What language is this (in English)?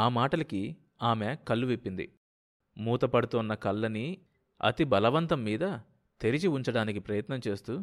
Telugu